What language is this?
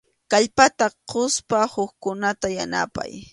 Arequipa-La Unión Quechua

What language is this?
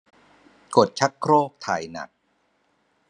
Thai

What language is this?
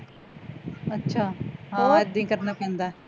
Punjabi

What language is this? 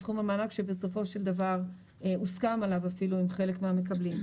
Hebrew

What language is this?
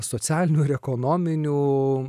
Lithuanian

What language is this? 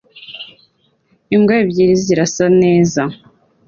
Kinyarwanda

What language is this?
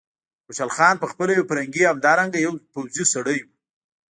Pashto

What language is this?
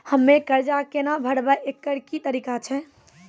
Maithili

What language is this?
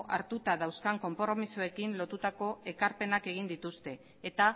Basque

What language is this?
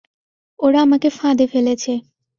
Bangla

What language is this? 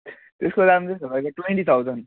Nepali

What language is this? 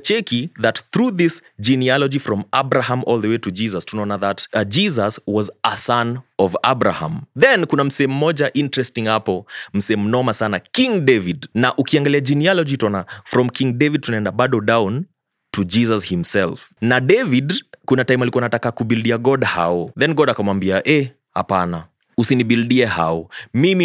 Swahili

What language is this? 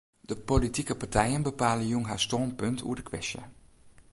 Western Frisian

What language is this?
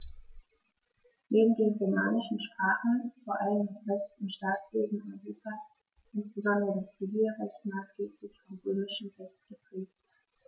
German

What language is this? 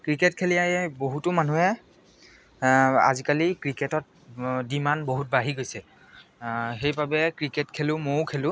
Assamese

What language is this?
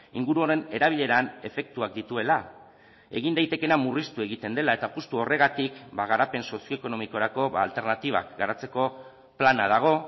Basque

